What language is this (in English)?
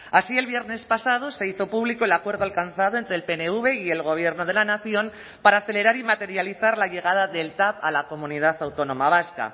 Spanish